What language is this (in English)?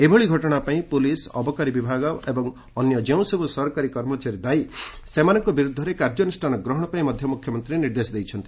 Odia